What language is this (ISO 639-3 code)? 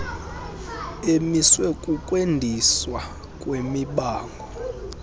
xho